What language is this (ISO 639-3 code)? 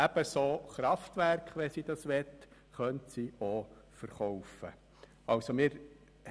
gsw